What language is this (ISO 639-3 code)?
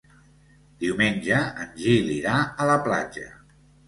cat